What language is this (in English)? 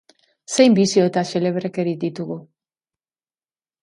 Basque